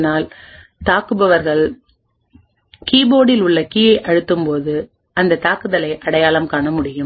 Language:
Tamil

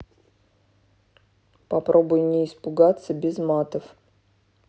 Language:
Russian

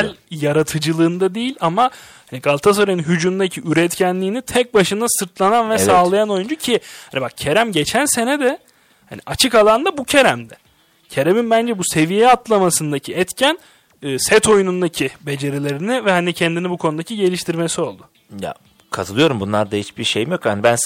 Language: Turkish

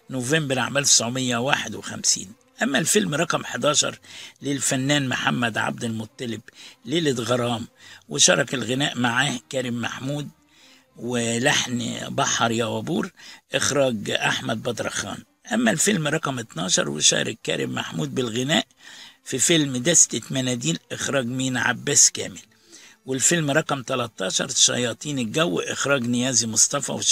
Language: Arabic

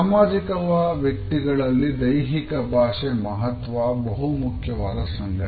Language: Kannada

